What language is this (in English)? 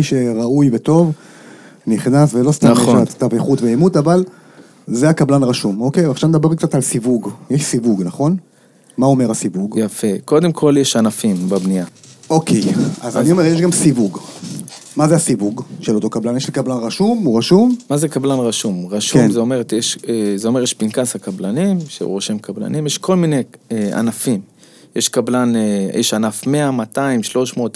Hebrew